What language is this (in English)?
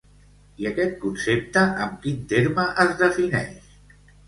Catalan